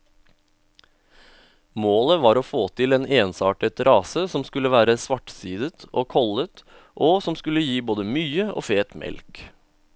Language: Norwegian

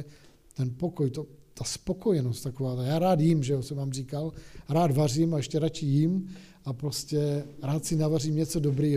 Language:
Czech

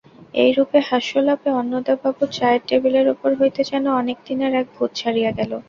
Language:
Bangla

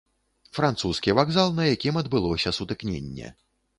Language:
Belarusian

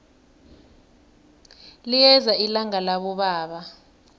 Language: South Ndebele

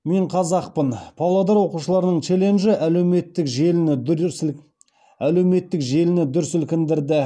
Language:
Kazakh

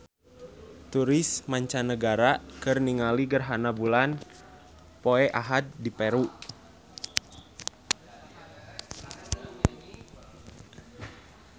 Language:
Sundanese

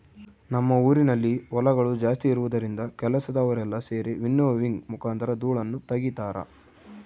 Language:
Kannada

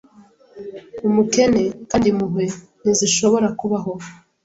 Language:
Kinyarwanda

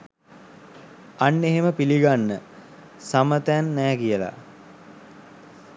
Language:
Sinhala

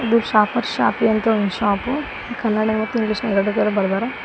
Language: Kannada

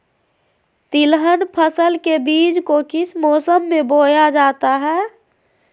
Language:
Magahi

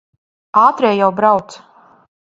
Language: Latvian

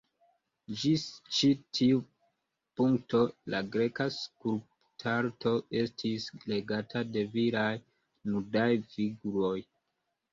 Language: Esperanto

